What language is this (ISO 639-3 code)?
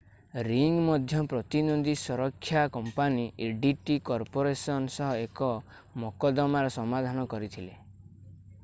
ori